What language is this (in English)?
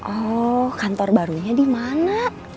Indonesian